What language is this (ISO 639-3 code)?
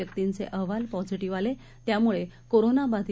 mar